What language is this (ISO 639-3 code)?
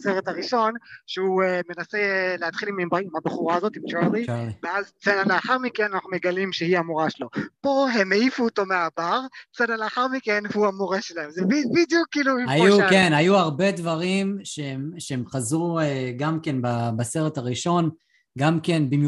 heb